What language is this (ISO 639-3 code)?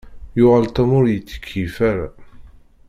kab